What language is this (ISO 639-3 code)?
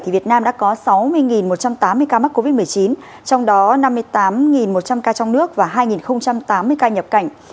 vie